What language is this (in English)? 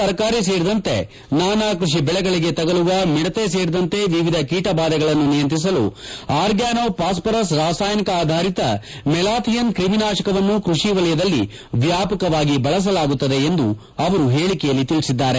Kannada